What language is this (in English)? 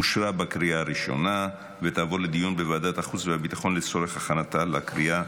Hebrew